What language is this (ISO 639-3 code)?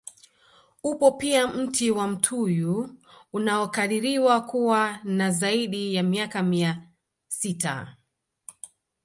swa